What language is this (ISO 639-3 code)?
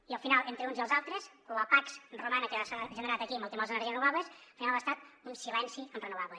cat